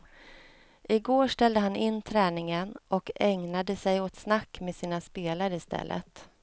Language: Swedish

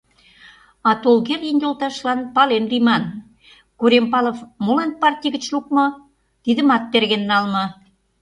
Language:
Mari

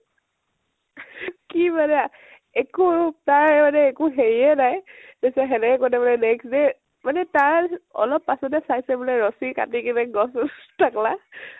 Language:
Assamese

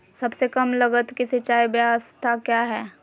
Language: Magahi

